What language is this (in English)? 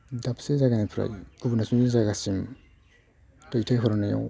Bodo